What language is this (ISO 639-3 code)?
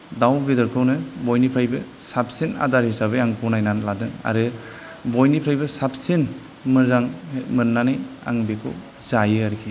brx